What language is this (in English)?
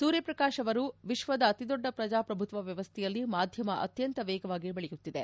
Kannada